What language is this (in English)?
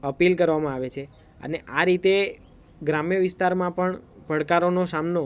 Gujarati